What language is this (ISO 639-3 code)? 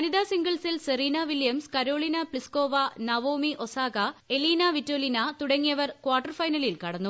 mal